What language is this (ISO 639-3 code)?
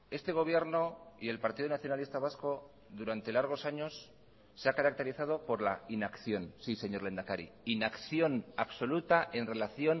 spa